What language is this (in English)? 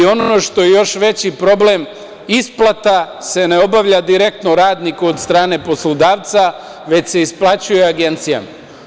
Serbian